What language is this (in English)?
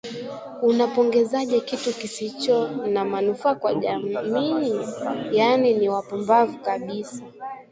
Swahili